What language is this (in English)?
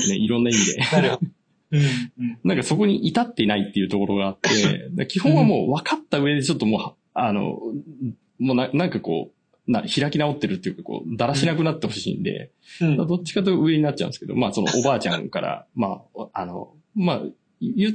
Japanese